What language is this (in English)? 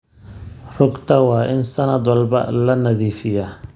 Somali